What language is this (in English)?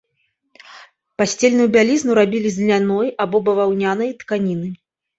Belarusian